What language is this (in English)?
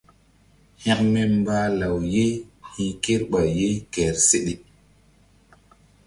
Mbum